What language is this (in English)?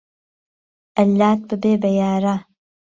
Central Kurdish